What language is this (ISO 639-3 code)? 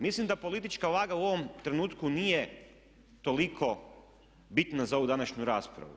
hrv